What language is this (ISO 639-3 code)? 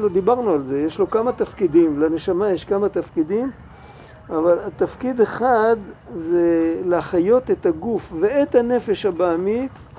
heb